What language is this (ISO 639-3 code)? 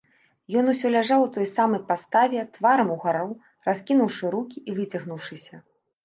bel